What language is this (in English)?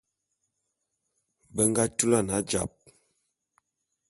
Bulu